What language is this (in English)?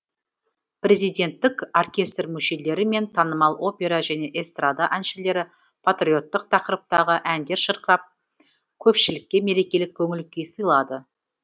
Kazakh